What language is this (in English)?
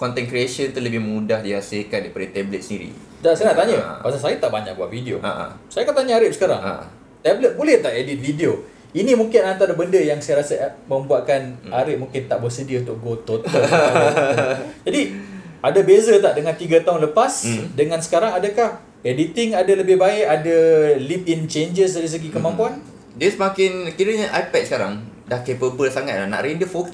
Malay